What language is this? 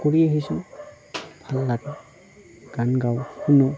Assamese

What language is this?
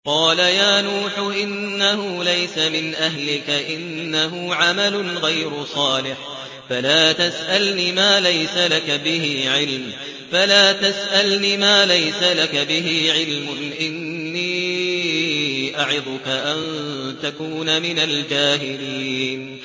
Arabic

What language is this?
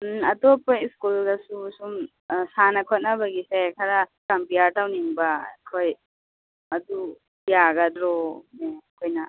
Manipuri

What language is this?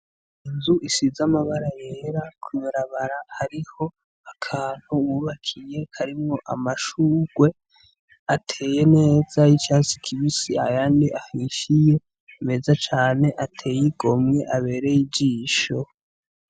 Rundi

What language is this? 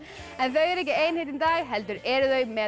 Icelandic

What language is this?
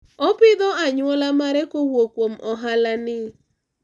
Luo (Kenya and Tanzania)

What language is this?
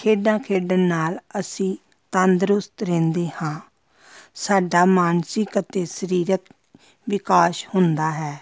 Punjabi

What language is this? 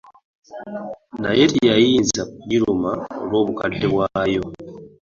Ganda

